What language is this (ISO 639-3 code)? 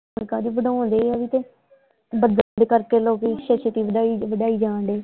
pan